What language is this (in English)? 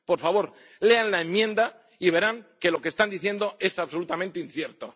Spanish